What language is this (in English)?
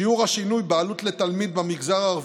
Hebrew